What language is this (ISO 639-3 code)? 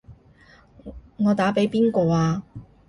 yue